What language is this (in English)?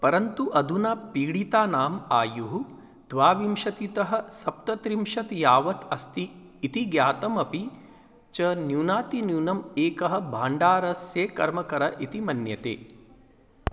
Sanskrit